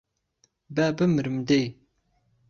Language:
Central Kurdish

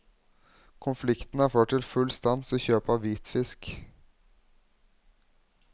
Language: Norwegian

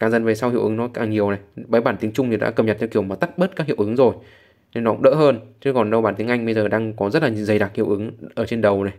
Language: Vietnamese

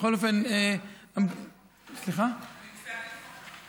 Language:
Hebrew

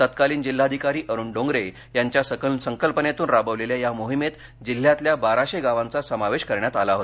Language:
Marathi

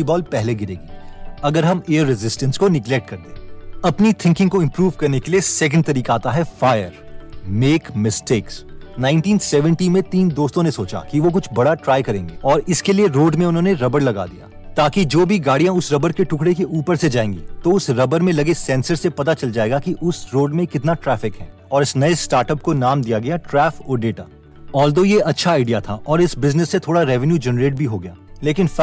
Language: Hindi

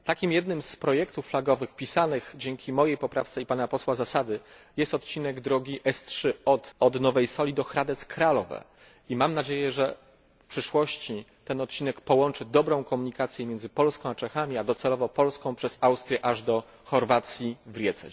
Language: Polish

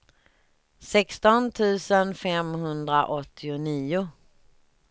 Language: Swedish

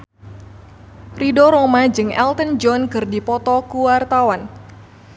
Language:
Sundanese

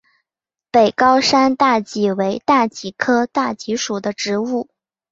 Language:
Chinese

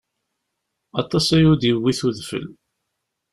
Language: Kabyle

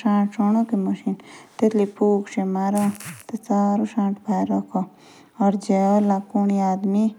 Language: Jaunsari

